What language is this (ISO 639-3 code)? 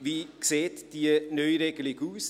gsw